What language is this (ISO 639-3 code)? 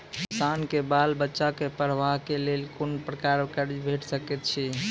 mai